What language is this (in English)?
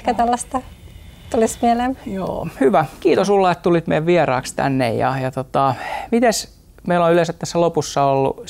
Finnish